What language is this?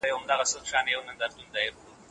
Pashto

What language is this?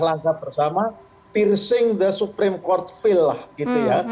Indonesian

